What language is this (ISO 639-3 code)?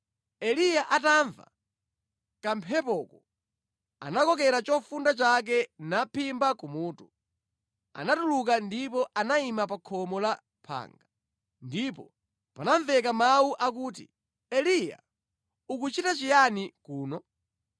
nya